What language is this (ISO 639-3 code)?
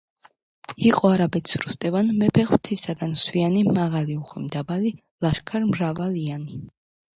kat